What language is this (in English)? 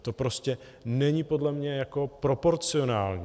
Czech